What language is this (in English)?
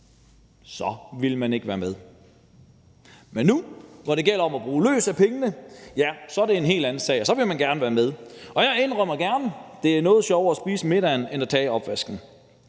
Danish